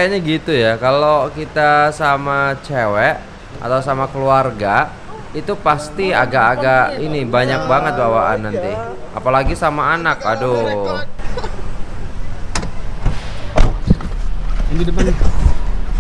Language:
Indonesian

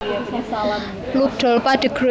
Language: Javanese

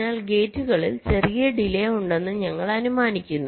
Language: Malayalam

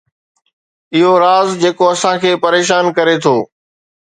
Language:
Sindhi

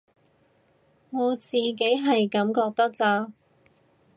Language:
Cantonese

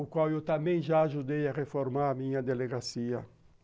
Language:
Portuguese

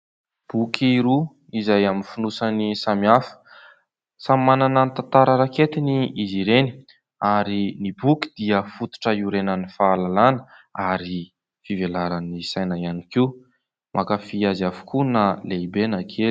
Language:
Malagasy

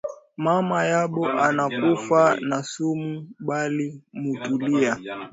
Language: Swahili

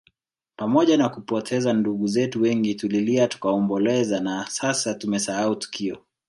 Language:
Swahili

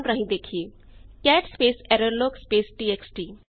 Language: Punjabi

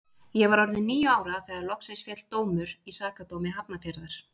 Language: Icelandic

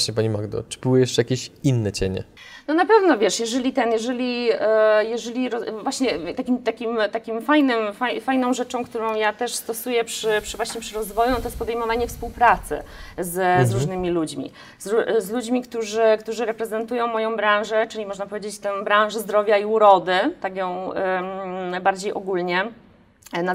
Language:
Polish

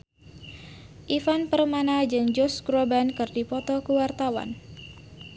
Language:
Sundanese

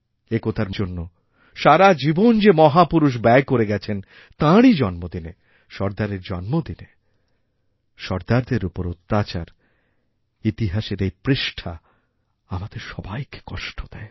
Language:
Bangla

